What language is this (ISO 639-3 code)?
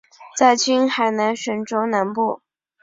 zho